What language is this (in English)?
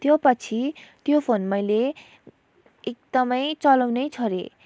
Nepali